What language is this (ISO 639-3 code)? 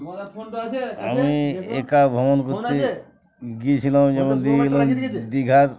ben